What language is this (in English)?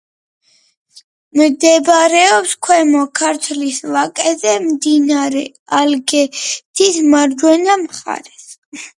Georgian